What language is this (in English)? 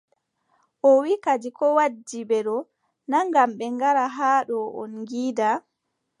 Adamawa Fulfulde